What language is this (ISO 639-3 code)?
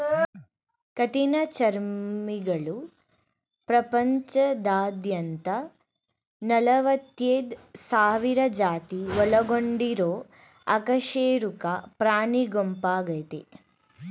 kan